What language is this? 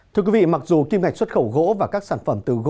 Vietnamese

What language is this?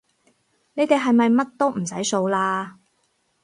Cantonese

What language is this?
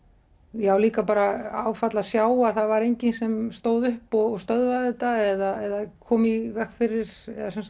Icelandic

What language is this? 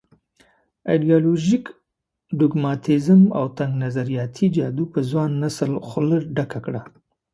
Pashto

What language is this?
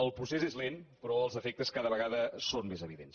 Catalan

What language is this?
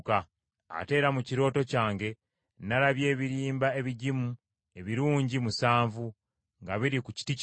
Ganda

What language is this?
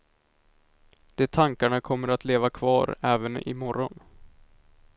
Swedish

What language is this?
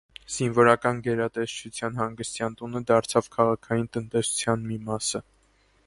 Armenian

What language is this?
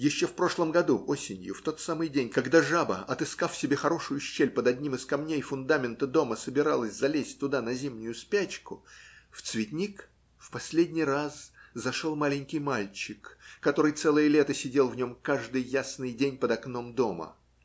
Russian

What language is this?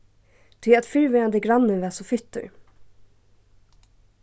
Faroese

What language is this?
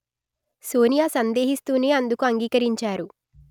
Telugu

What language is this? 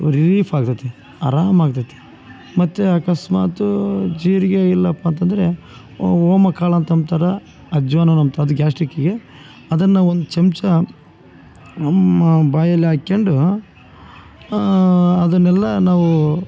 Kannada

